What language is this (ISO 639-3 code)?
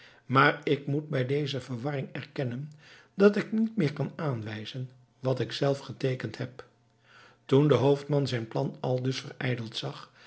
nld